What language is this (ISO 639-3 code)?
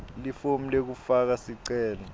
ssw